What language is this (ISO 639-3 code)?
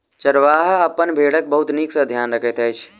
mai